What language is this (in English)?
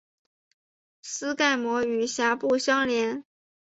Chinese